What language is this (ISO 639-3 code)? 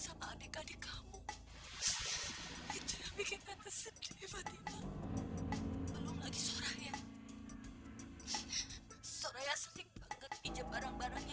ind